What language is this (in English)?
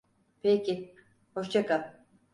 Turkish